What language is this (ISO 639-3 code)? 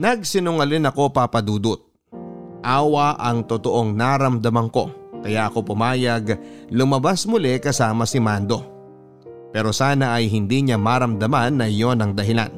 fil